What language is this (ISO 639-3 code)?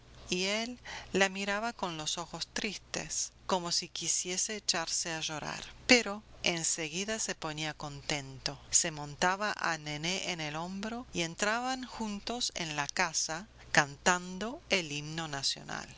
spa